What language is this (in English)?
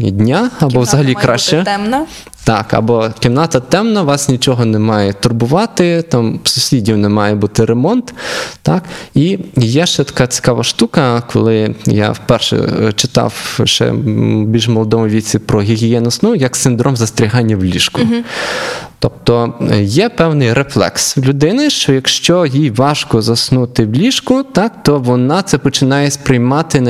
Ukrainian